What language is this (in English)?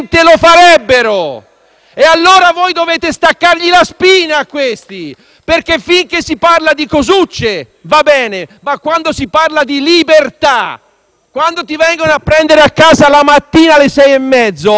Italian